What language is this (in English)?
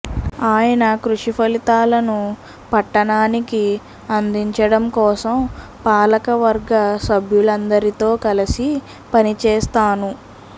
Telugu